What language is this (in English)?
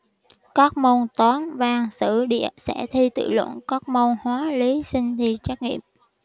Vietnamese